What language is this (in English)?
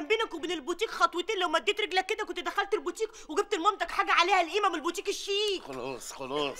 Arabic